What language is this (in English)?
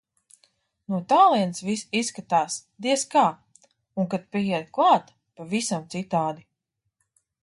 Latvian